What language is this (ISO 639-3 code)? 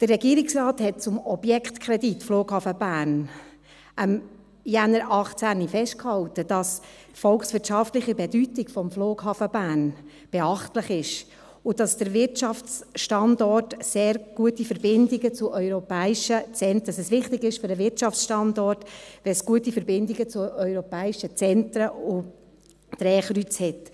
gsw